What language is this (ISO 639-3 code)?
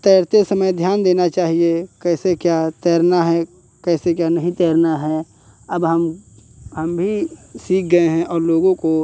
hin